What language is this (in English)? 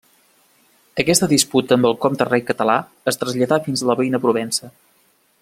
Catalan